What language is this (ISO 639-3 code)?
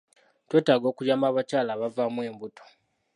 lug